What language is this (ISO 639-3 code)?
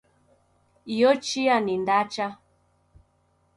dav